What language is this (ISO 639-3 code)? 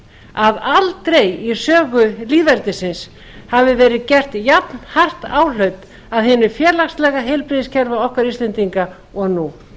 isl